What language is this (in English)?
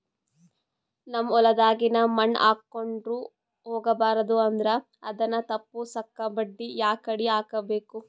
Kannada